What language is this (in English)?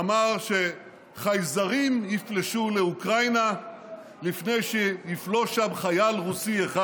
Hebrew